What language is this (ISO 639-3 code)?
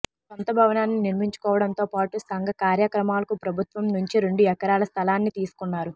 tel